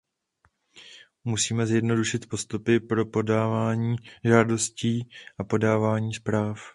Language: Czech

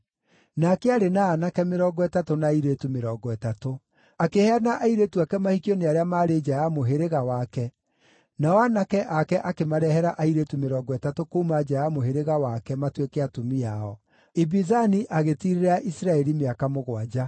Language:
Kikuyu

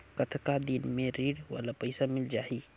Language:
Chhattisgarhi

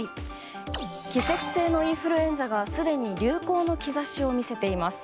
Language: Japanese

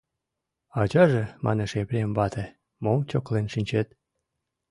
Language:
Mari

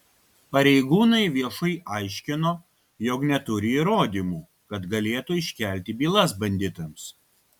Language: Lithuanian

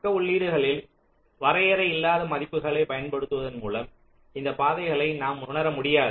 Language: Tamil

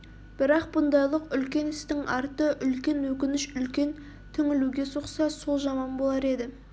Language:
Kazakh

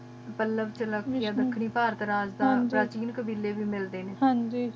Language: Punjabi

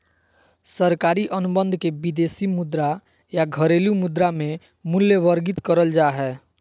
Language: Magahi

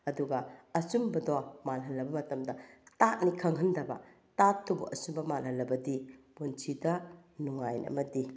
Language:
Manipuri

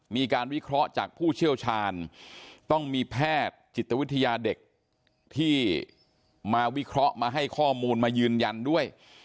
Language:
Thai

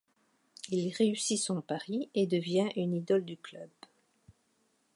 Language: French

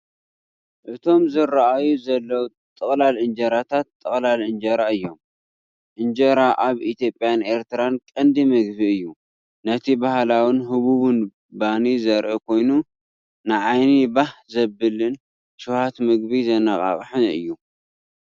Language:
Tigrinya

